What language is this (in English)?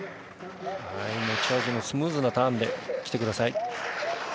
Japanese